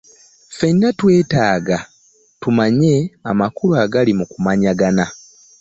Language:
Ganda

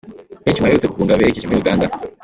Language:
Kinyarwanda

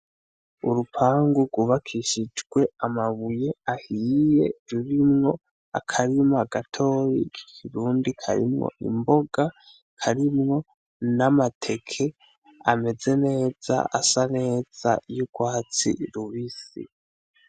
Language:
Rundi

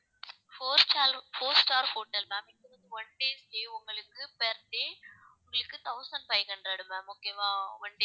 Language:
Tamil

